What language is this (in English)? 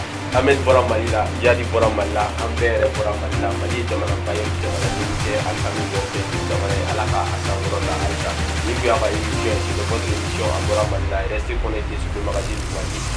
French